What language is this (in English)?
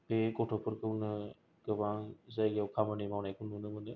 Bodo